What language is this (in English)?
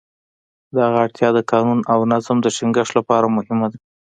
Pashto